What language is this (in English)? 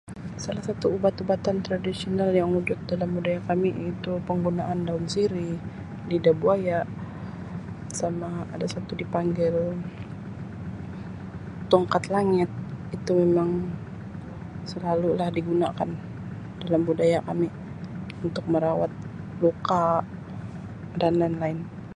Sabah Malay